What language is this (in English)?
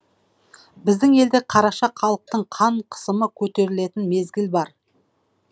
Kazakh